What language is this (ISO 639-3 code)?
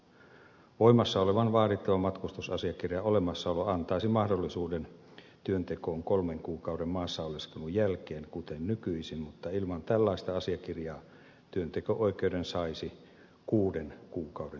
fin